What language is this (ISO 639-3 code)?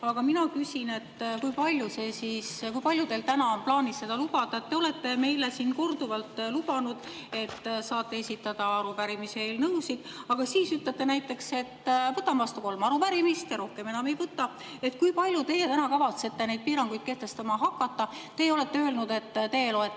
est